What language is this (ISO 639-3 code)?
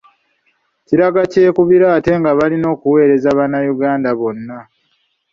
lug